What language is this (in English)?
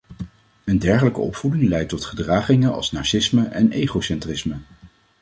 Dutch